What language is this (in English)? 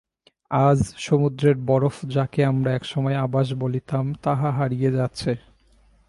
Bangla